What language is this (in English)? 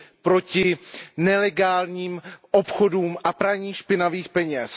Czech